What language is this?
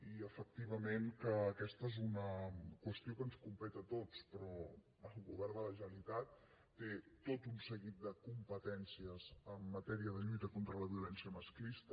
Catalan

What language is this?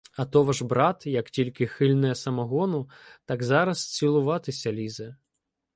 Ukrainian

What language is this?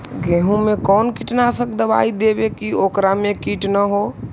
Magahi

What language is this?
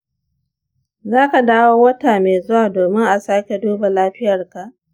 Hausa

